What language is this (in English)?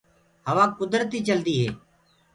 Gurgula